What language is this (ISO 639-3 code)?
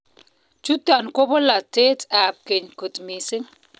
kln